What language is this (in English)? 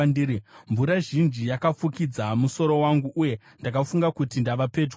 Shona